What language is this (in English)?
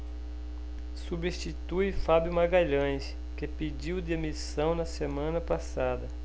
Portuguese